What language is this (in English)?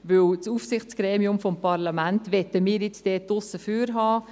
Swiss German